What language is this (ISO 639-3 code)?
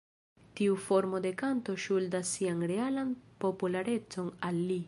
epo